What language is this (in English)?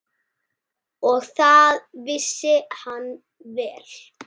Icelandic